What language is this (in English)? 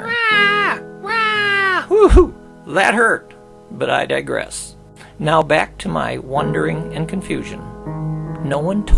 English